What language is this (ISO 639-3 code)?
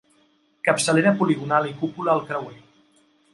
cat